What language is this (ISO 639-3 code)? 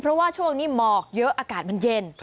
tha